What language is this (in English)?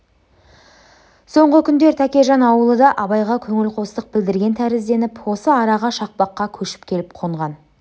Kazakh